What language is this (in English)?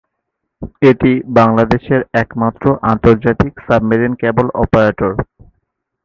Bangla